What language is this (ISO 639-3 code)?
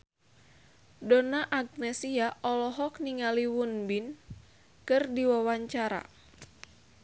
sun